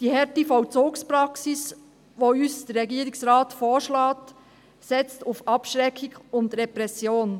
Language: Swiss German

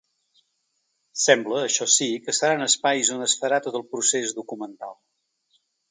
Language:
Catalan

